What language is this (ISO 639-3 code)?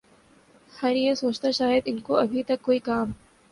urd